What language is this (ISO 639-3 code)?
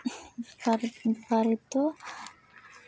sat